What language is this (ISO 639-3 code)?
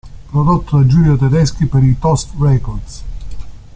ita